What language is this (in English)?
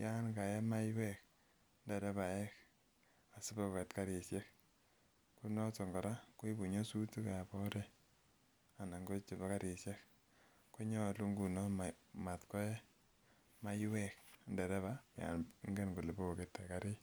Kalenjin